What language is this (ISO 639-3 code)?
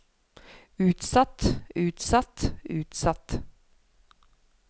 nor